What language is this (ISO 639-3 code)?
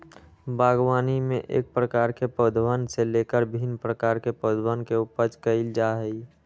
mag